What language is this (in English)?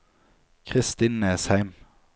Norwegian